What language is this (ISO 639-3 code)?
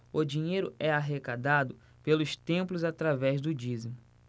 por